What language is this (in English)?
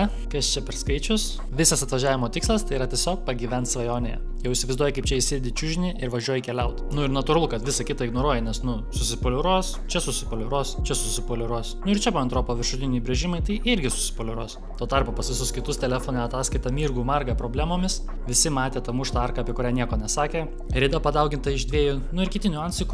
Lithuanian